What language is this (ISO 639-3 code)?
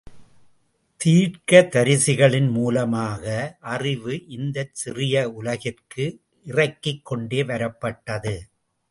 tam